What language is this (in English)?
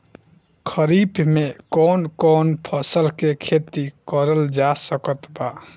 Bhojpuri